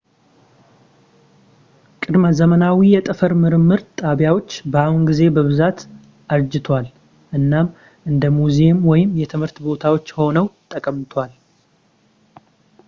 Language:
Amharic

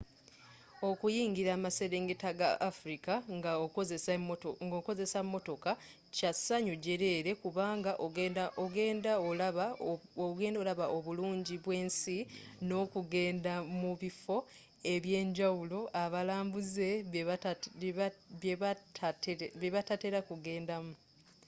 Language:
Ganda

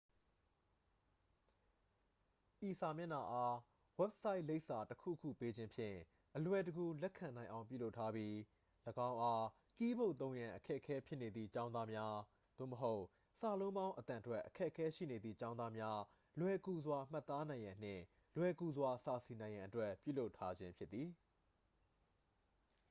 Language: Burmese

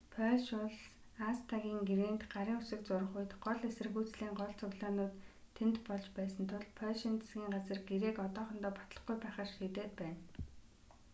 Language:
Mongolian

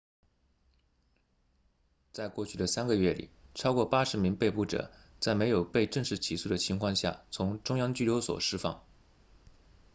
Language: Chinese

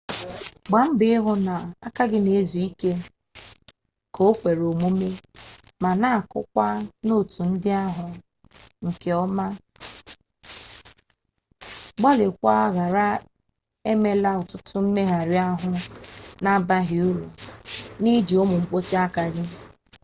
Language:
Igbo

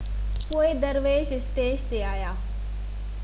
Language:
Sindhi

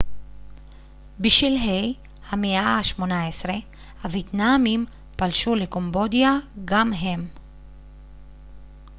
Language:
Hebrew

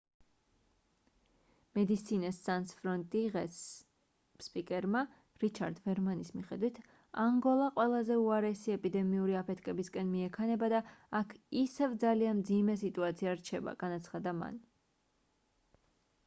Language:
Georgian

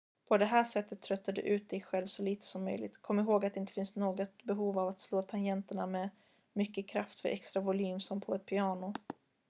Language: Swedish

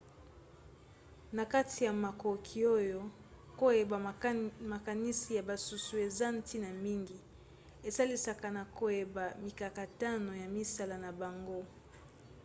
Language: Lingala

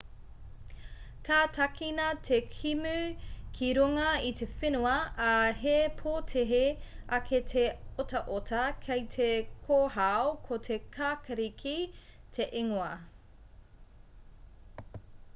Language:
Māori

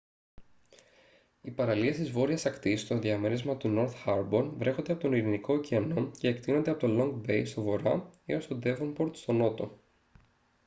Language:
Greek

